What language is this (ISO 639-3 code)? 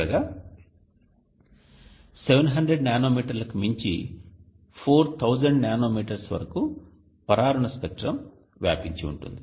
tel